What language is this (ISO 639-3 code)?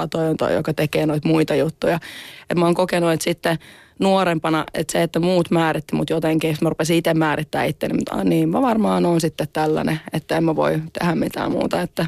fin